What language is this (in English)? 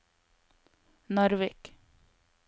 Norwegian